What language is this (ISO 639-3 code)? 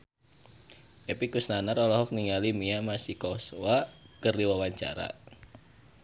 sun